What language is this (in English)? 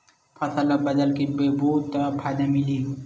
Chhattisgarhi